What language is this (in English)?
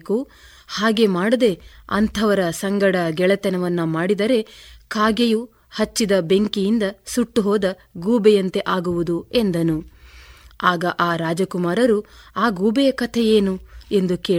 Kannada